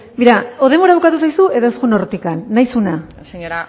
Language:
Basque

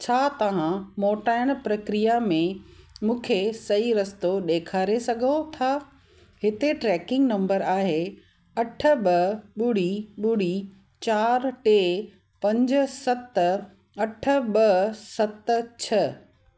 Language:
Sindhi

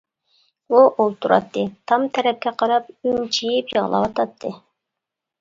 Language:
Uyghur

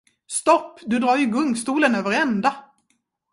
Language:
Swedish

